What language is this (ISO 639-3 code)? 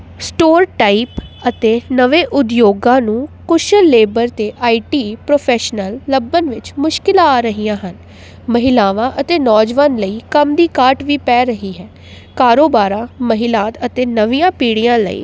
pan